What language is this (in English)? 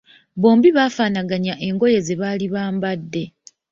Ganda